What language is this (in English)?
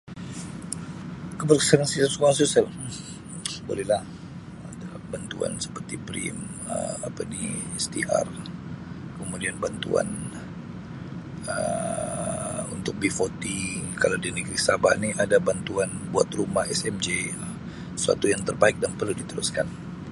Sabah Malay